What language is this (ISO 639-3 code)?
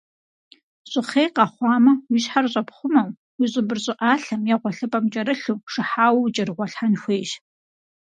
kbd